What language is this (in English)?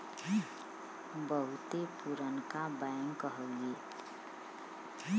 Bhojpuri